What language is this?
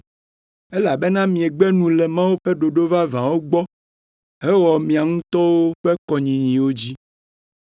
Ewe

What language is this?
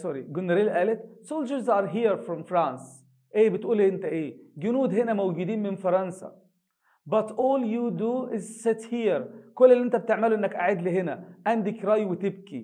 Arabic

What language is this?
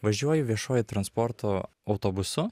Lithuanian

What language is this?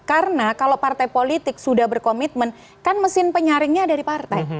Indonesian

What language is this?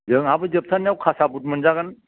Bodo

